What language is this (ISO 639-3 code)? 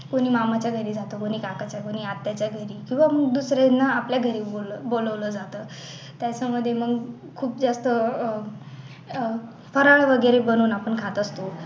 mar